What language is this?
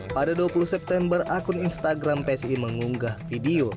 Indonesian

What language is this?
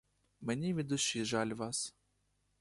Ukrainian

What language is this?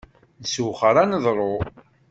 Kabyle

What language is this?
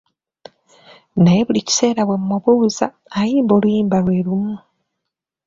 Ganda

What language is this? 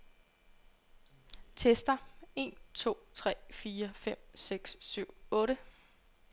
Danish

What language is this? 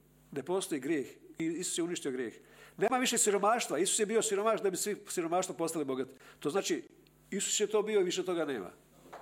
Croatian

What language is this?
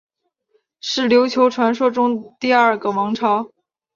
Chinese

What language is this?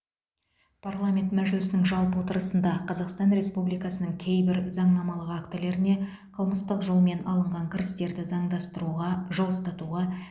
Kazakh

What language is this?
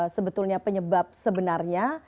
Indonesian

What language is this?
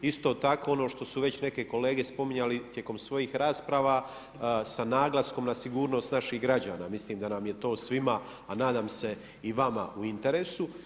Croatian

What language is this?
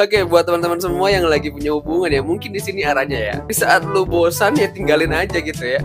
Indonesian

